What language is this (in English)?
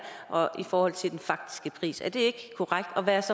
Danish